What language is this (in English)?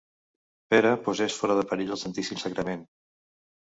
Catalan